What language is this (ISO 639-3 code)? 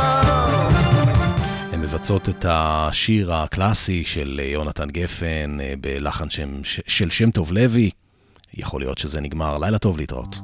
heb